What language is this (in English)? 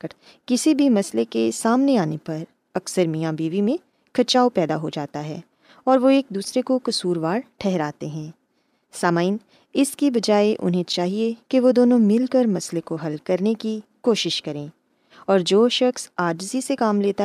Urdu